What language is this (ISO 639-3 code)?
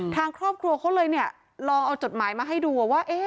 tha